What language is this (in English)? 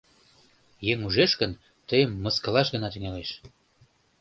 Mari